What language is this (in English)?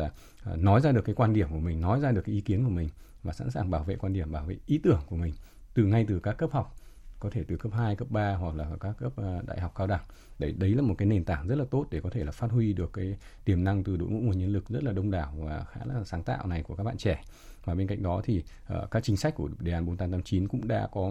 Vietnamese